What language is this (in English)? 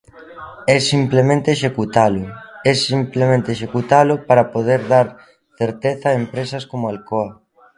Galician